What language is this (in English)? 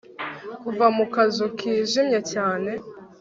Kinyarwanda